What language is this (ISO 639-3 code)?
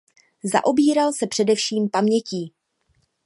ces